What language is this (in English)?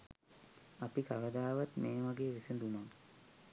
Sinhala